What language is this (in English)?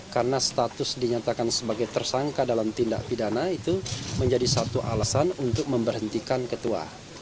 Indonesian